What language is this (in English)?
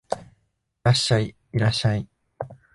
Japanese